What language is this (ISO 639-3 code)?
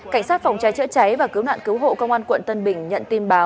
vie